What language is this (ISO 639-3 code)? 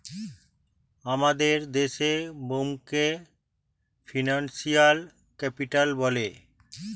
ben